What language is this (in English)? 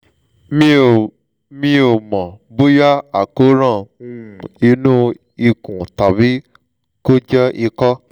Yoruba